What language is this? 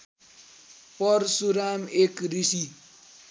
Nepali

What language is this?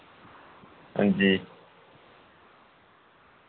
Dogri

